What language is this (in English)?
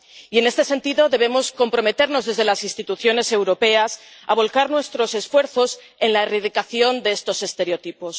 Spanish